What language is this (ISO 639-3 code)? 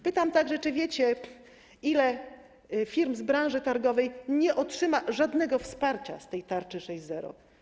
pol